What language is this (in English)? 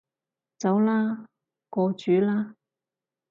Cantonese